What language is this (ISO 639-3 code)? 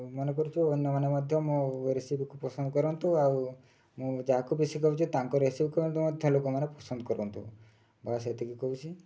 ori